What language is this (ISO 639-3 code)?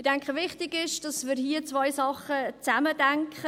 gsw